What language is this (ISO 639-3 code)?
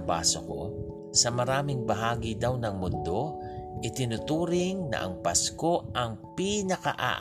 fil